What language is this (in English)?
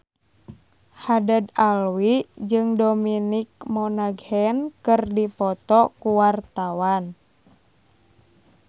Sundanese